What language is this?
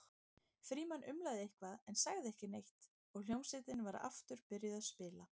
Icelandic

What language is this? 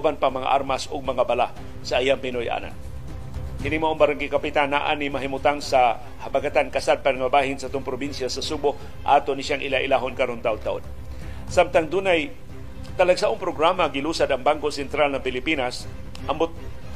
Filipino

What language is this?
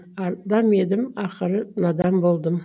Kazakh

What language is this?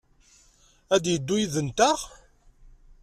Kabyle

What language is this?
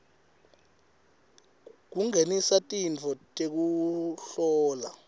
Swati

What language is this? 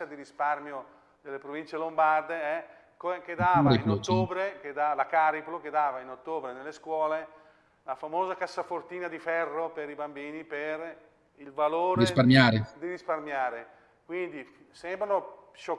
Italian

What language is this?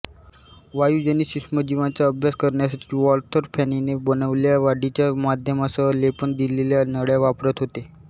Marathi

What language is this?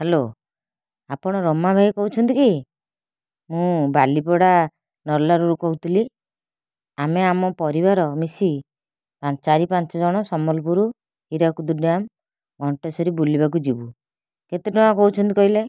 Odia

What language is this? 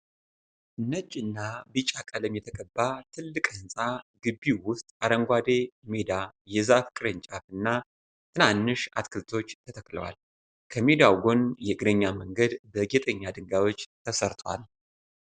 Amharic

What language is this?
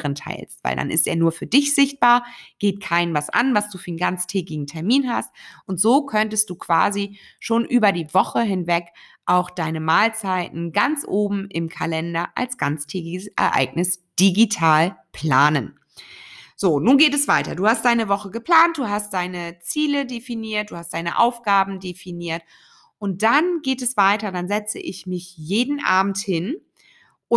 German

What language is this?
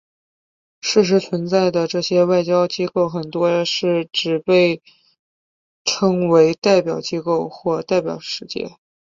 Chinese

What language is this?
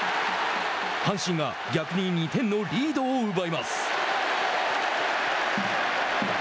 Japanese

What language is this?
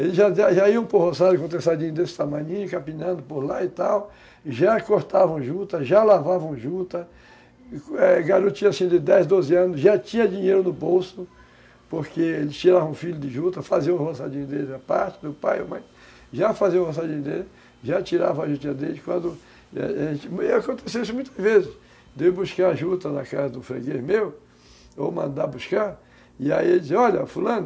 Portuguese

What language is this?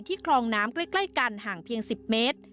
Thai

